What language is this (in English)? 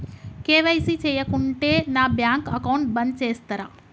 Telugu